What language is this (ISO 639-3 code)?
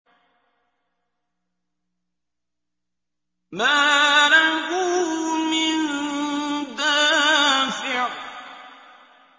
ara